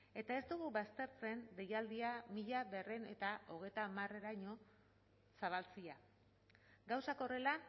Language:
Basque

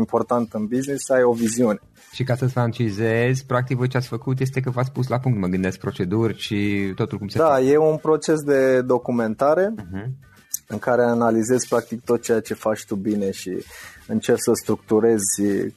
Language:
Romanian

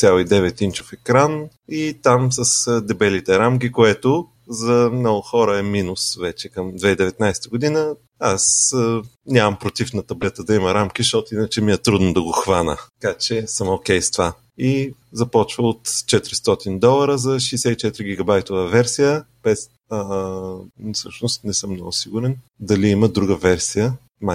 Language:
Bulgarian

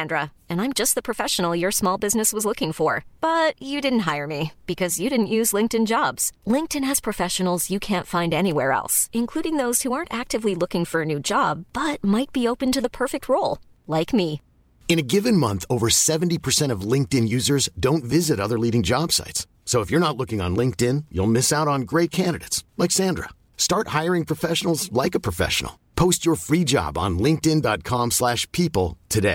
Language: Filipino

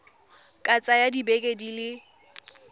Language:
Tswana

